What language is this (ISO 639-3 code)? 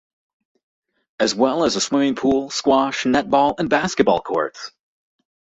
eng